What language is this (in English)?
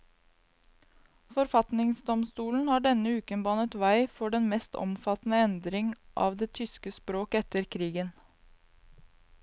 Norwegian